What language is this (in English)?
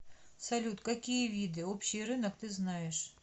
Russian